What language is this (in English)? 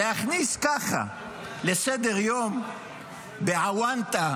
Hebrew